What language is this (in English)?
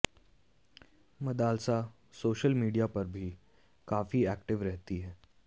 Hindi